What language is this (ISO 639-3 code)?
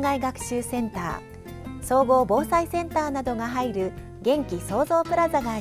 jpn